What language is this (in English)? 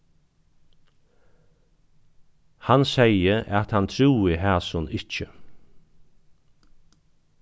Faroese